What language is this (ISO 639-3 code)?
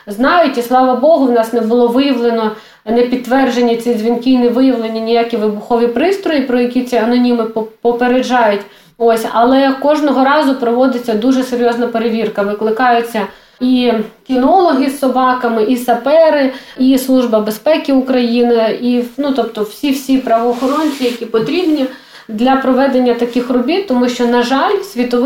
ukr